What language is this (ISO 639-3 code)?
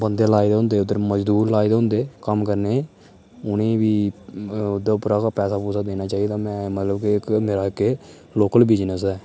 doi